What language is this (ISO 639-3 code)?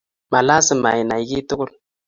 kln